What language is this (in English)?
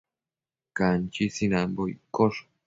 Matsés